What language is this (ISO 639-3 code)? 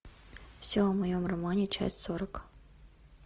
rus